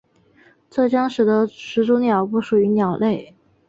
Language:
Chinese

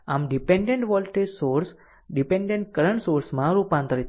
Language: Gujarati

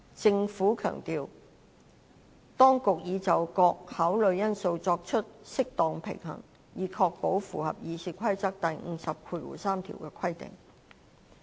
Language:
Cantonese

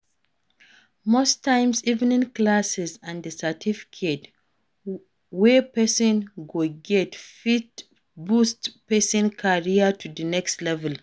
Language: Nigerian Pidgin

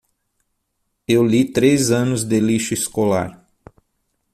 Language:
Portuguese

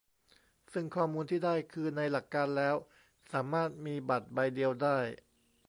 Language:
Thai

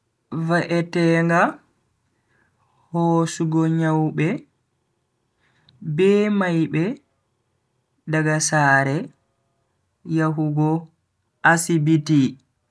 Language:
Bagirmi Fulfulde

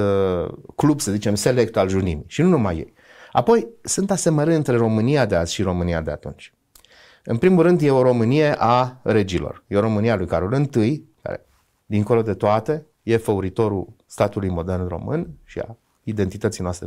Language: Romanian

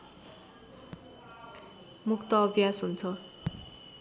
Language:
Nepali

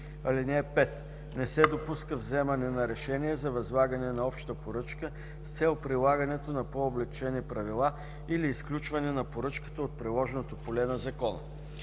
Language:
Bulgarian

